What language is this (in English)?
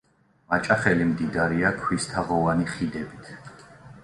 Georgian